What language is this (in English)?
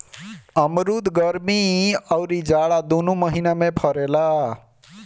Bhojpuri